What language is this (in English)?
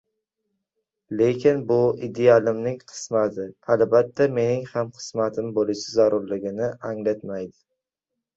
Uzbek